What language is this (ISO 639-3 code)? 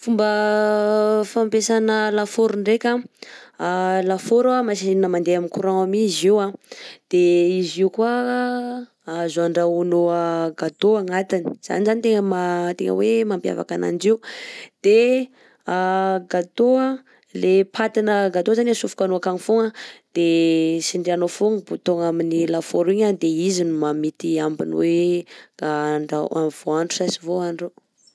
bzc